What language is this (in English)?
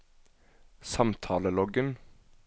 Norwegian